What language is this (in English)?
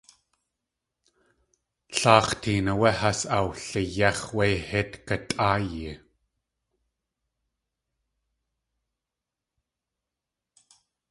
Tlingit